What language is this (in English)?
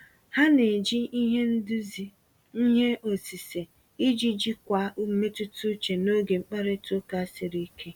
Igbo